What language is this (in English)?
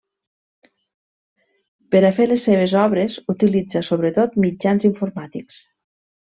Catalan